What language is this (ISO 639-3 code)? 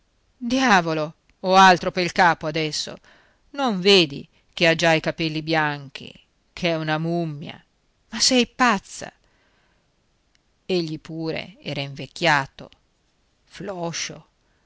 ita